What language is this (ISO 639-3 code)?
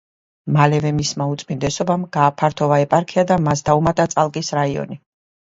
kat